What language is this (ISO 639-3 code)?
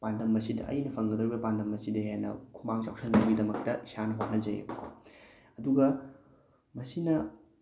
mni